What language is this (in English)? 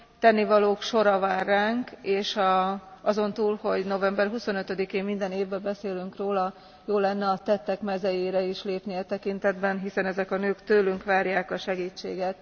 Hungarian